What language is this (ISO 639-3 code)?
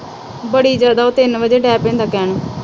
pan